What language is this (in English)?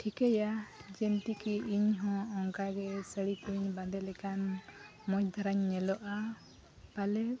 Santali